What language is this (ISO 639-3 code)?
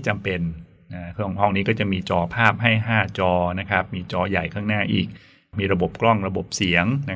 tha